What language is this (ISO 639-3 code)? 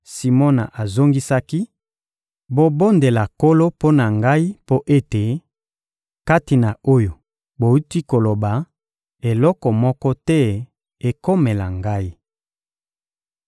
lin